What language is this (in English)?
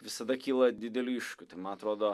Lithuanian